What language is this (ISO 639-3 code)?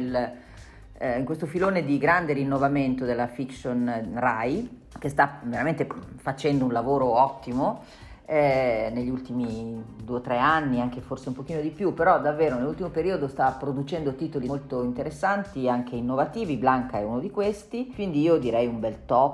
ita